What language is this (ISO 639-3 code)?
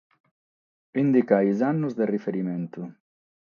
srd